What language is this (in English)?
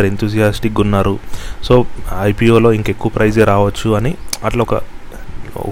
Telugu